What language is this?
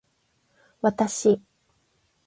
Japanese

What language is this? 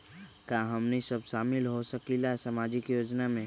Magahi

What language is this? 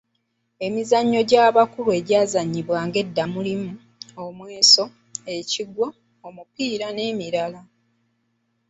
Ganda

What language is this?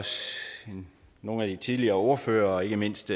Danish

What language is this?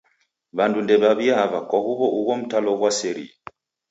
Taita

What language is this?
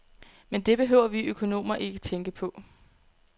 Danish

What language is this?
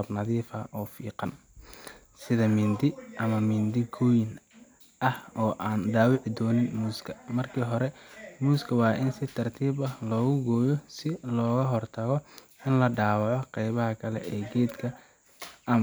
Somali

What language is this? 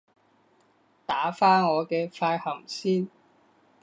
Cantonese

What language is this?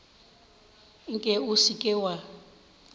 Northern Sotho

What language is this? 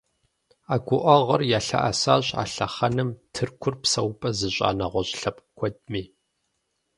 Kabardian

